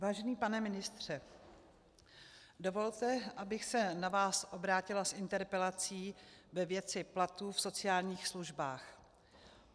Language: Czech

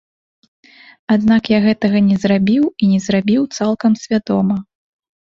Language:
Belarusian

